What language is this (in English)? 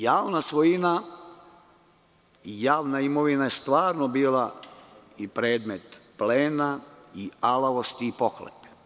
Serbian